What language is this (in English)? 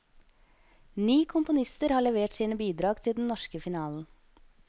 Norwegian